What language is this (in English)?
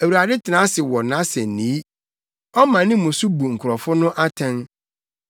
Akan